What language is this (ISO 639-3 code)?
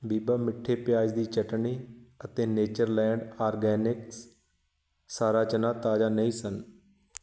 pan